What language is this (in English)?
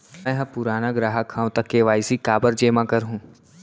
Chhattisgarhi